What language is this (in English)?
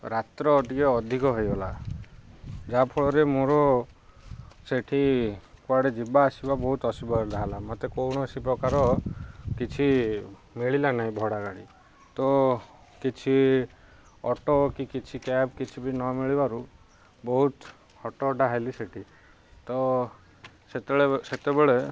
Odia